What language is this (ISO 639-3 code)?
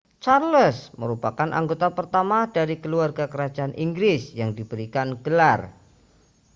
ind